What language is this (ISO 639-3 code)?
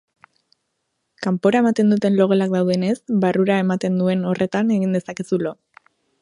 eus